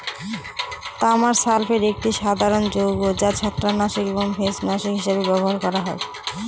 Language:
Bangla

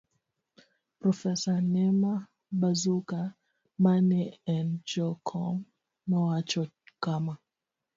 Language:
Luo (Kenya and Tanzania)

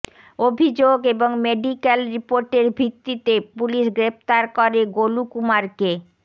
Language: Bangla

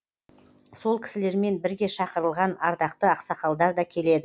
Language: Kazakh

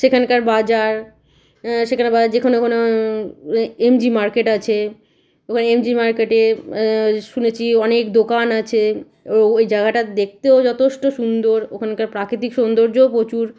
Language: Bangla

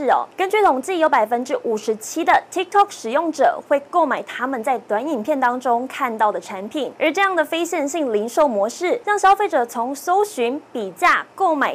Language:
Chinese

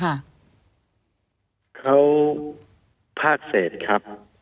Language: Thai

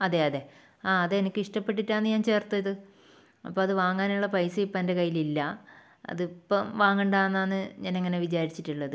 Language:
Malayalam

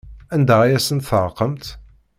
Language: Kabyle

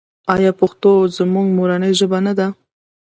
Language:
Pashto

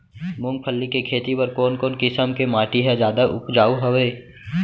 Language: Chhattisgarhi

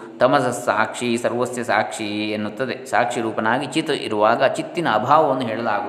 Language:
Kannada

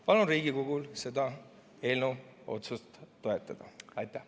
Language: Estonian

